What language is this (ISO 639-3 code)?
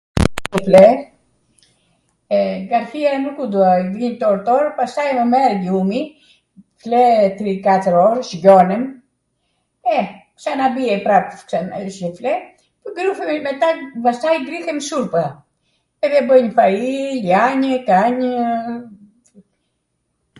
aat